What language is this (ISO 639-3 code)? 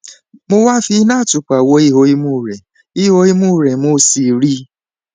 yor